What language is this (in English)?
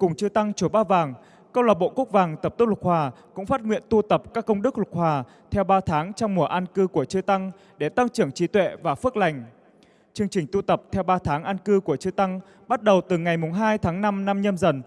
Vietnamese